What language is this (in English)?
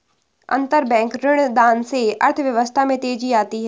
Hindi